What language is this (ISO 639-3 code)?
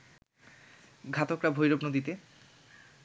ben